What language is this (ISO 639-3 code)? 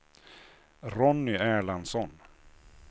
swe